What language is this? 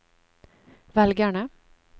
Norwegian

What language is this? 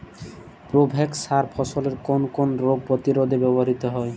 Bangla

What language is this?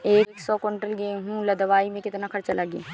Bhojpuri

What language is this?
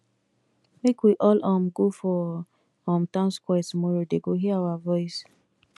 Nigerian Pidgin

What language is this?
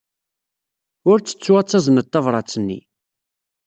Kabyle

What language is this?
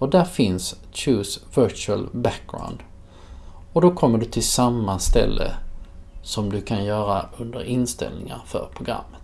Swedish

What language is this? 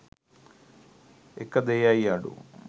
Sinhala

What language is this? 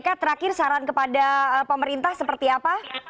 Indonesian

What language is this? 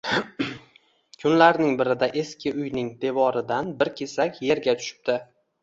Uzbek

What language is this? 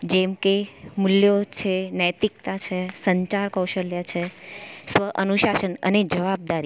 Gujarati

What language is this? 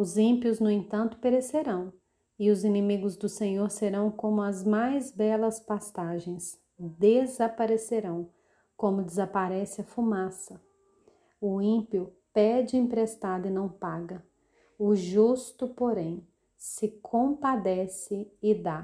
Portuguese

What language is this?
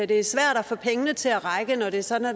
Danish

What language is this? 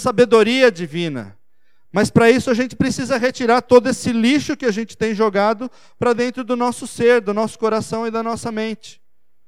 Portuguese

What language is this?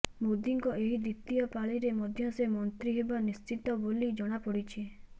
Odia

